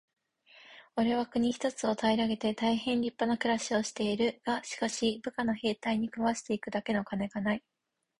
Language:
Japanese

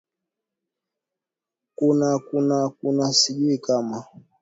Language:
Swahili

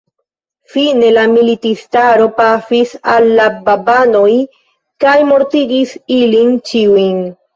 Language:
Esperanto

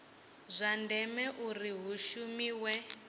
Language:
Venda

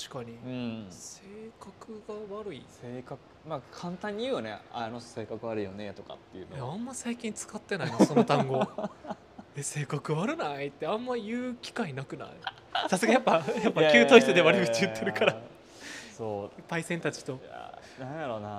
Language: Japanese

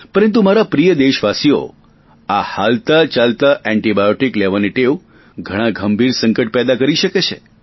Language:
Gujarati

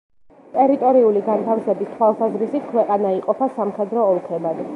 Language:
Georgian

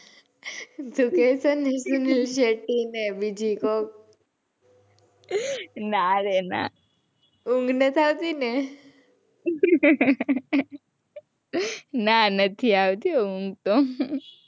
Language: Gujarati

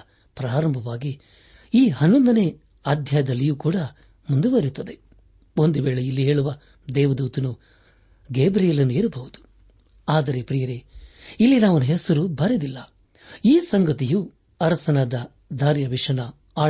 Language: Kannada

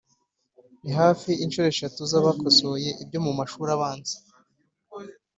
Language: Kinyarwanda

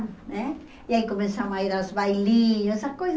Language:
Portuguese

